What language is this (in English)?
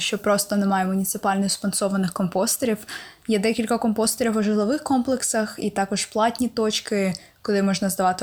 Ukrainian